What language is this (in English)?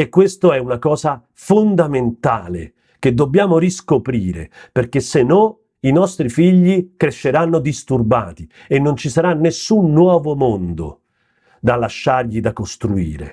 Italian